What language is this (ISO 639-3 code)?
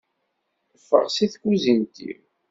kab